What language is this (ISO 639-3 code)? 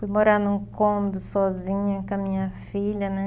por